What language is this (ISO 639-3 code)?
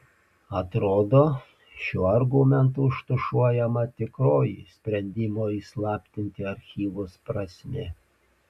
lit